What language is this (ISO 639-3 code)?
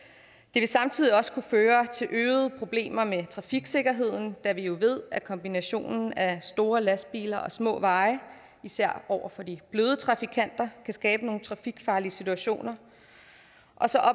dan